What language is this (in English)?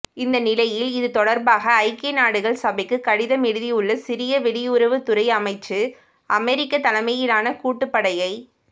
Tamil